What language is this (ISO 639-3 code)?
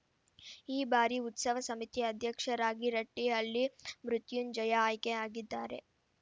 kan